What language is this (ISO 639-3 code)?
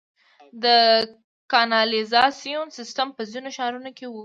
pus